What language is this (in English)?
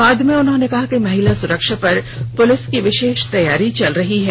Hindi